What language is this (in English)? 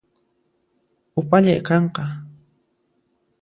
Puno Quechua